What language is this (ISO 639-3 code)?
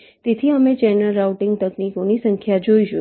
guj